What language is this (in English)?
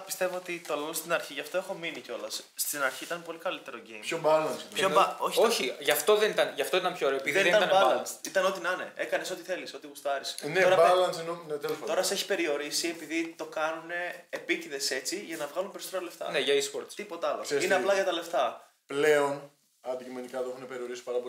Greek